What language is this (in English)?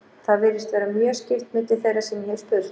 Icelandic